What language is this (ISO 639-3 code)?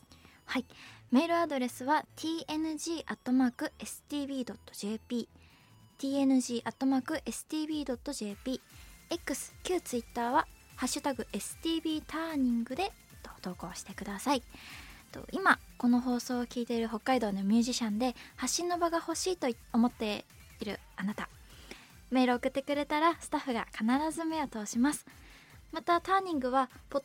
jpn